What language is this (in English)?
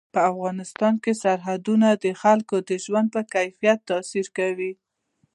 Pashto